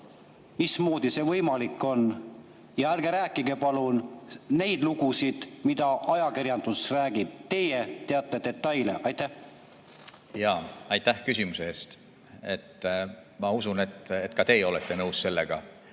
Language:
Estonian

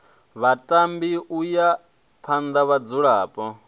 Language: Venda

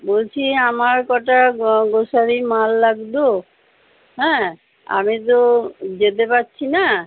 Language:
Bangla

